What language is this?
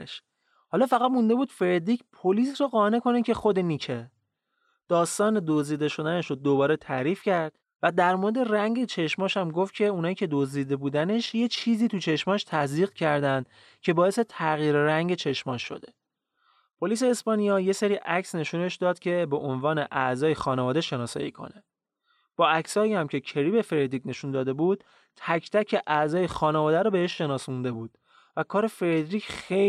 Persian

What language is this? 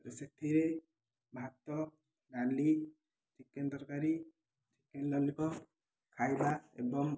Odia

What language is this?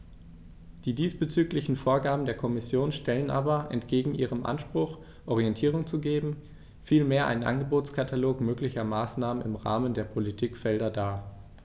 German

